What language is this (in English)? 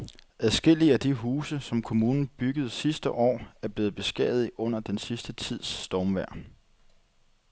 Danish